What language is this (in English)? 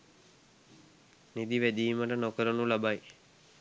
Sinhala